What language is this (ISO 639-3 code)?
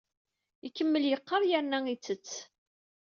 kab